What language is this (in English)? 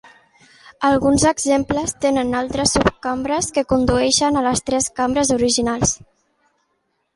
Catalan